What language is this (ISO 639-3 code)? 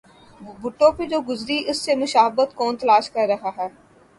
urd